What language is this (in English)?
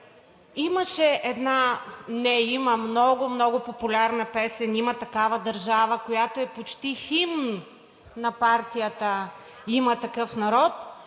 Bulgarian